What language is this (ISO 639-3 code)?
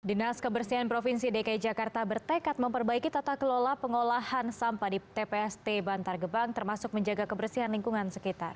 ind